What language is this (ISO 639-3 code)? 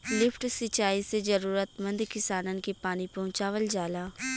bho